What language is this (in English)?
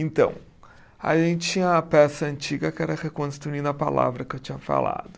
Portuguese